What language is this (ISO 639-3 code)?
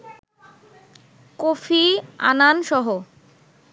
ben